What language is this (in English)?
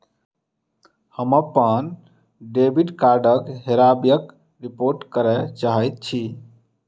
Maithili